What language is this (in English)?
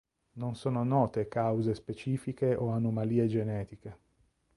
Italian